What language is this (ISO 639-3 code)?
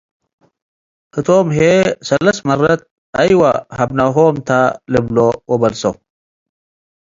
tig